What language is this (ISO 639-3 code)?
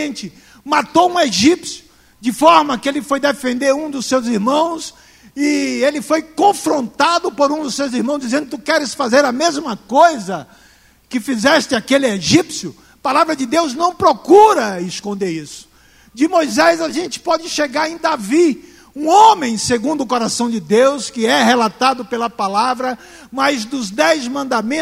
por